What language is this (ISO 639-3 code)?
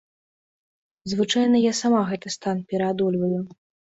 bel